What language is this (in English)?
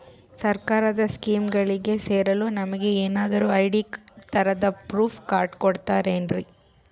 Kannada